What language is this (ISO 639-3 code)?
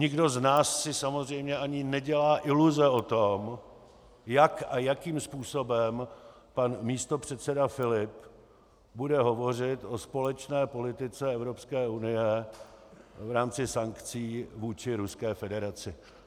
ces